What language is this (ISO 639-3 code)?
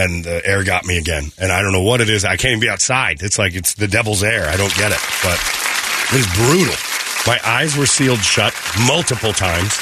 eng